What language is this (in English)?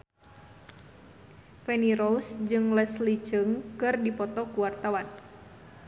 Sundanese